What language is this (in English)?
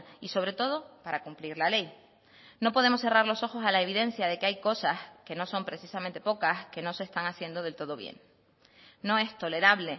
Spanish